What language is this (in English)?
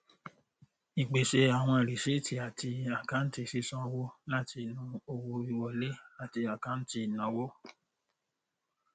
Yoruba